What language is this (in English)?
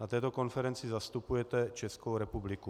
Czech